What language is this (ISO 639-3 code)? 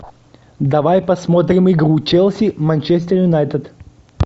rus